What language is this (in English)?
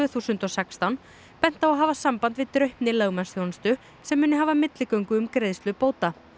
Icelandic